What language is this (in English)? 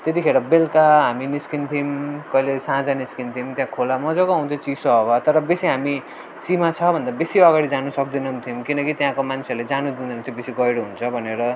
Nepali